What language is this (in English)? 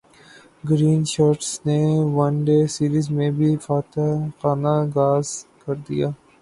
Urdu